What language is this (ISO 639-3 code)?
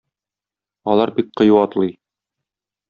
tat